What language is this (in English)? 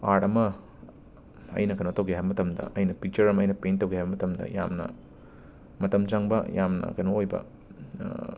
Manipuri